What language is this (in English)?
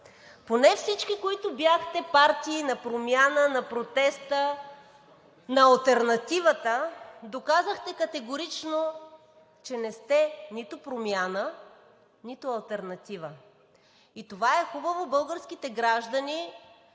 Bulgarian